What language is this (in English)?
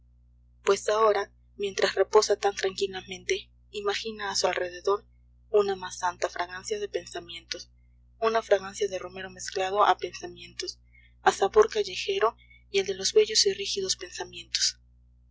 Spanish